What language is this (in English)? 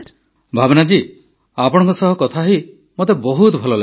Odia